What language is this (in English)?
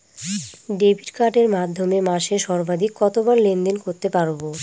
Bangla